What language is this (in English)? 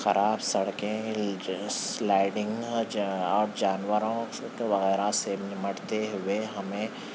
Urdu